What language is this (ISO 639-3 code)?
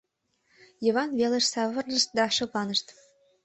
chm